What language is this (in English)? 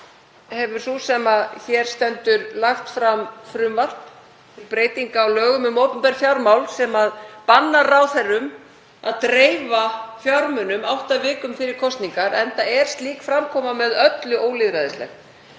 Icelandic